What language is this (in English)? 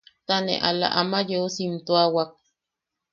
Yaqui